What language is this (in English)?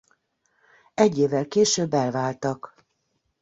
Hungarian